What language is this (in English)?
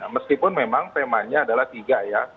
Indonesian